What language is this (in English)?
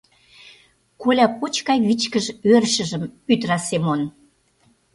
Mari